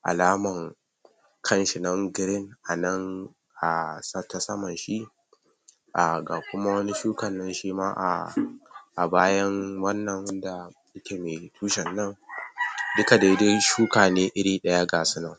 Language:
Hausa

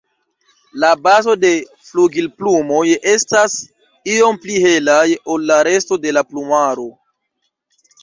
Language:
Esperanto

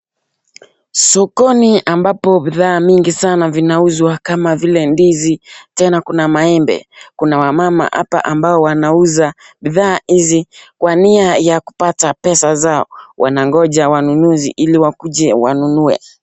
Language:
Swahili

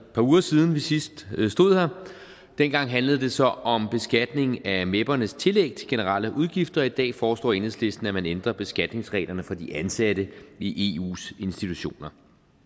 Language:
Danish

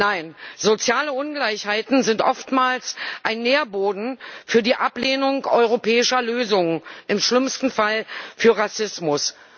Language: German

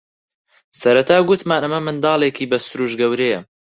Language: Central Kurdish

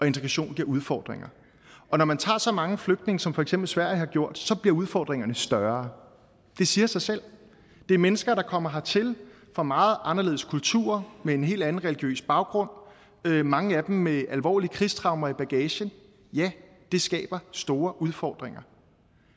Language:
Danish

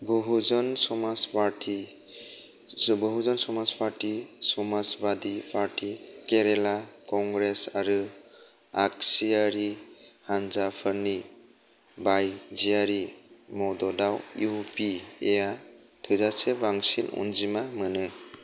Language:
Bodo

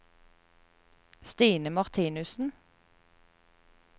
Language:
Norwegian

